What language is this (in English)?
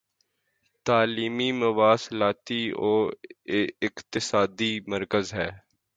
Urdu